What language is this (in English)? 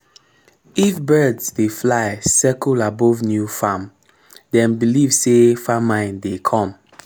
Nigerian Pidgin